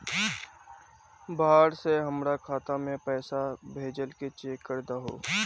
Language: Magahi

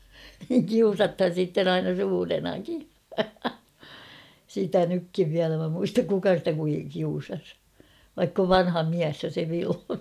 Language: Finnish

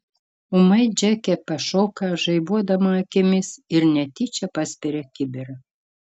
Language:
Lithuanian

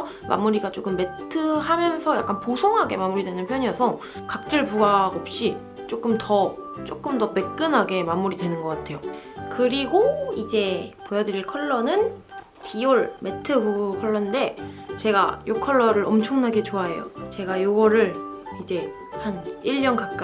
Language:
Korean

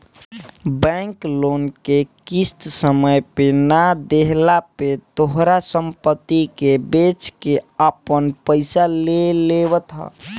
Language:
Bhojpuri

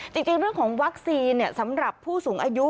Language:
Thai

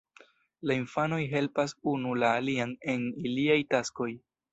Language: Esperanto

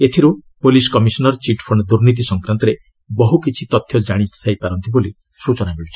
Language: Odia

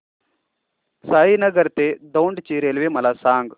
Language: Marathi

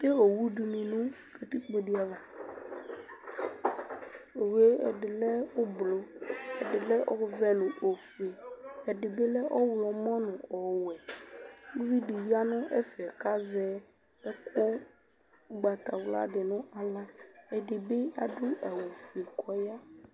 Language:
Ikposo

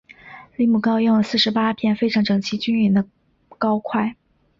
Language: Chinese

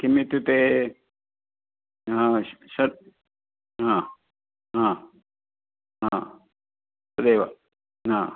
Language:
Sanskrit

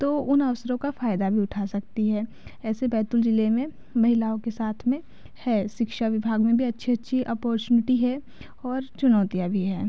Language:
Hindi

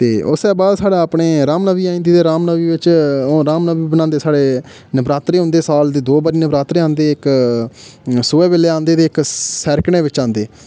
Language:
Dogri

